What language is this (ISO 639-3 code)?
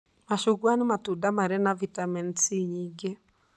kik